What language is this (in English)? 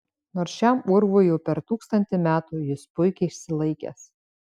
Lithuanian